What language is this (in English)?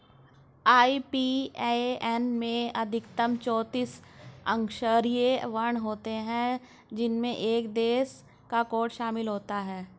Hindi